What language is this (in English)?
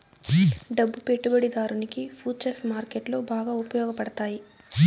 Telugu